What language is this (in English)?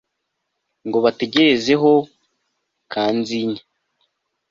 Kinyarwanda